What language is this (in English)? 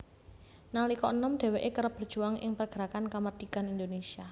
Javanese